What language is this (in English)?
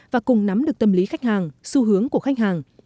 Vietnamese